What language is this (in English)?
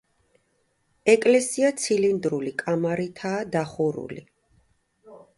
Georgian